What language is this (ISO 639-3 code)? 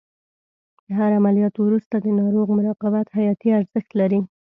pus